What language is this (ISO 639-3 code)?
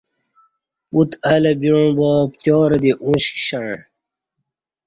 bsh